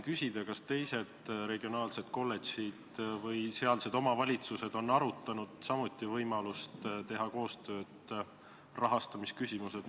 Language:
Estonian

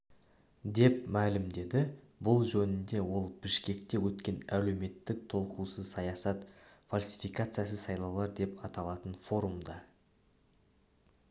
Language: Kazakh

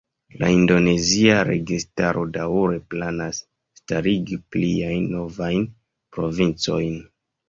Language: Esperanto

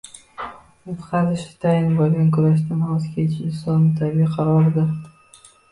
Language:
Uzbek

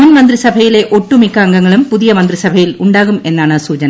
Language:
Malayalam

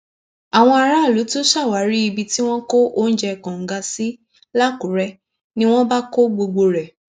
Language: Yoruba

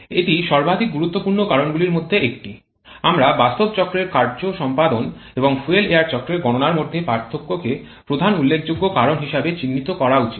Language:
Bangla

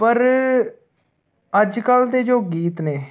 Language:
Punjabi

